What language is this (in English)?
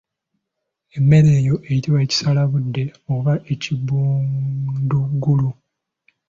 Ganda